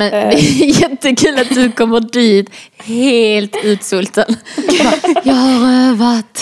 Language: Swedish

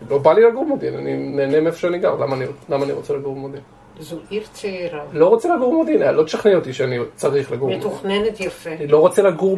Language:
Hebrew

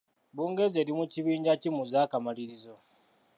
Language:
Ganda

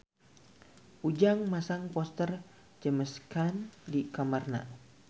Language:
Sundanese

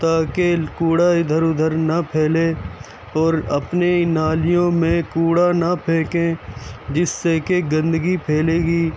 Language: Urdu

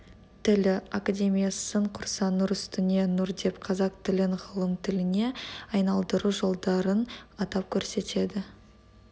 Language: Kazakh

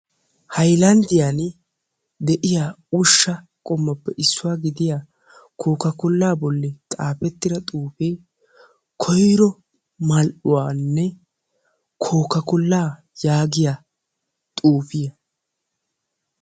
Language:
Wolaytta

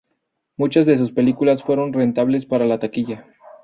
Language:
Spanish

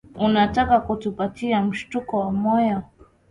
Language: Swahili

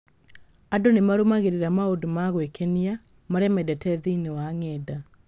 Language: Kikuyu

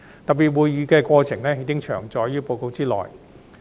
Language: Cantonese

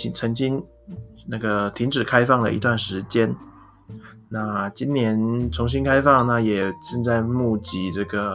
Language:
Chinese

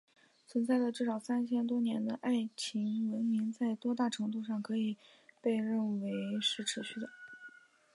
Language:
Chinese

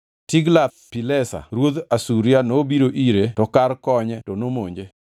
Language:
Luo (Kenya and Tanzania)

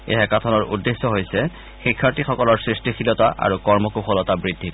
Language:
Assamese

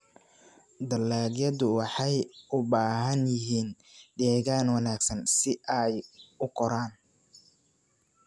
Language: Somali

